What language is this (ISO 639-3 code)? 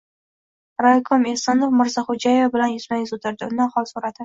uzb